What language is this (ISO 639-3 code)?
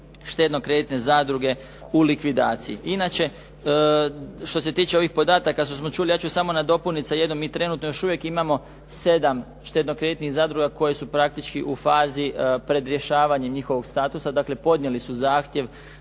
hrv